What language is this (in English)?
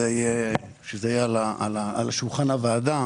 Hebrew